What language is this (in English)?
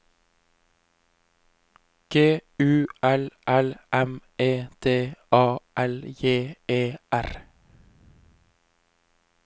Norwegian